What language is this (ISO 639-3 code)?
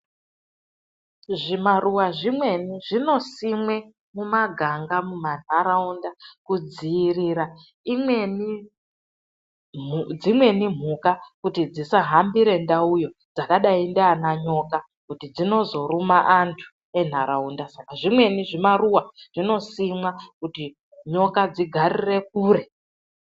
ndc